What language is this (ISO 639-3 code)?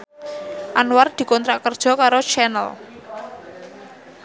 jav